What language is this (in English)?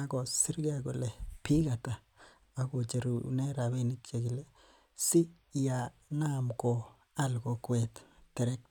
Kalenjin